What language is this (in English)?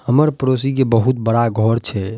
Maithili